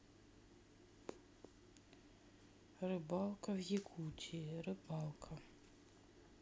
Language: Russian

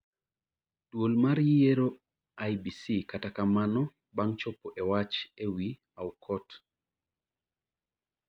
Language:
Luo (Kenya and Tanzania)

